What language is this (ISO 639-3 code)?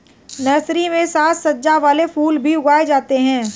hin